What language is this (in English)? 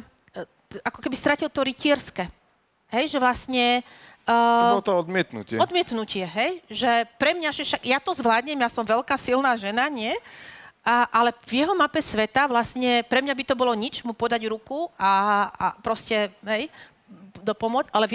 Slovak